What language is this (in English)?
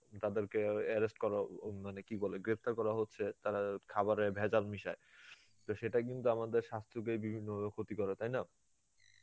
Bangla